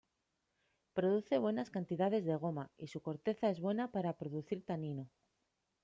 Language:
Spanish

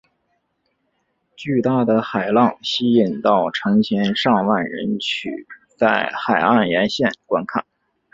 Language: Chinese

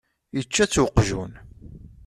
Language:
Kabyle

